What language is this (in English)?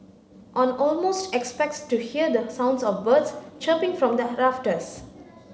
English